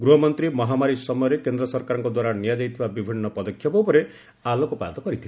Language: Odia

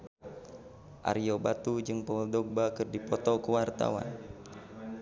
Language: Sundanese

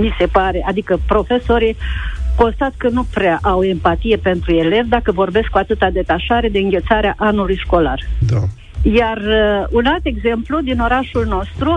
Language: Romanian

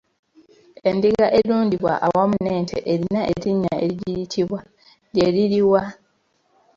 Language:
Ganda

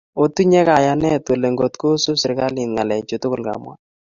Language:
Kalenjin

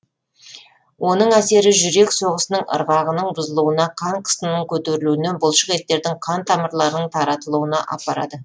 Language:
Kazakh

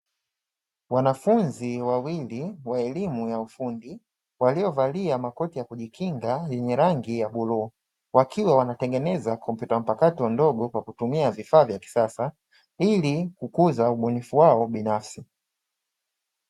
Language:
Swahili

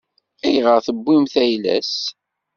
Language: Kabyle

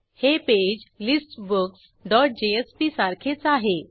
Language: Marathi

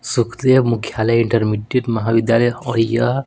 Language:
Hindi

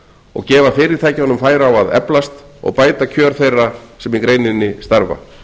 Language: Icelandic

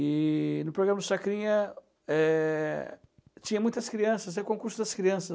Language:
Portuguese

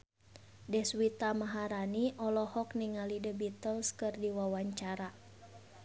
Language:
Sundanese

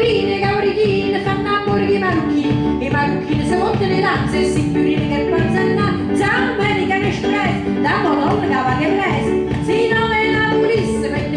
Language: Italian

